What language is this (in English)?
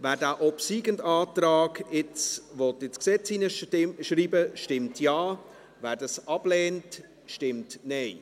Swiss German